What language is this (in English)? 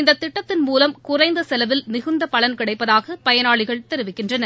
Tamil